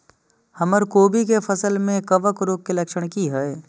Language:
Maithili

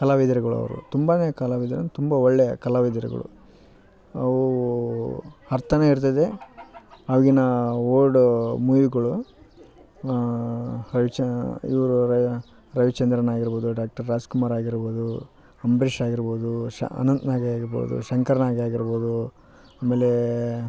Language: Kannada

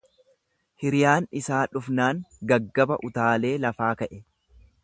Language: Oromo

